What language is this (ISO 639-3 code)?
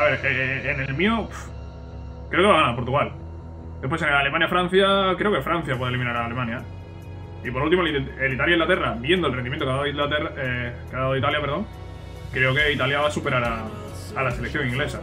spa